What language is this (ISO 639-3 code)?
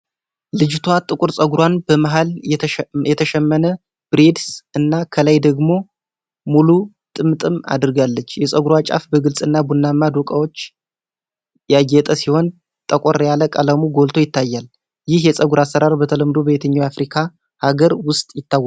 amh